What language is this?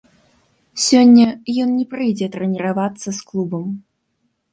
Belarusian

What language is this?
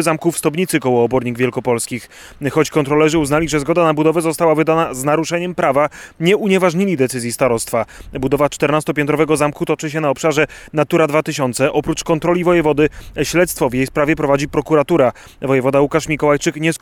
Polish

